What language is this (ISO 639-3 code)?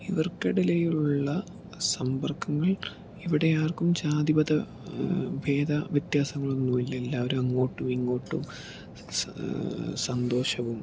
mal